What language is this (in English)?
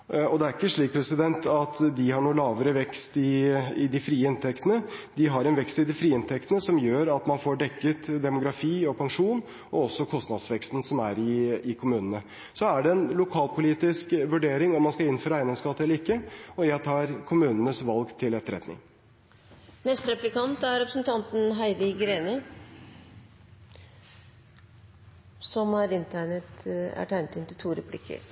Norwegian Bokmål